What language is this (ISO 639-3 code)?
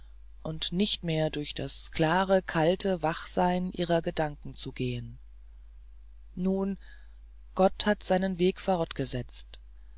deu